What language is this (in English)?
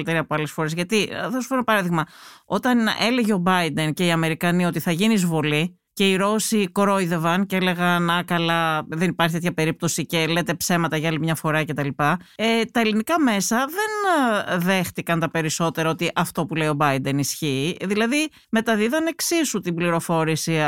Greek